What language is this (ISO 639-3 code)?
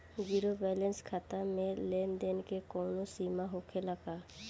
bho